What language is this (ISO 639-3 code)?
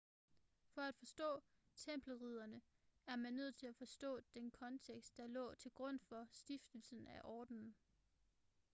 dan